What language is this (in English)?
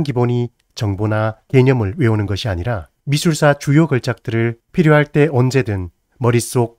Korean